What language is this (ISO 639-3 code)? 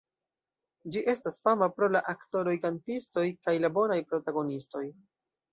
epo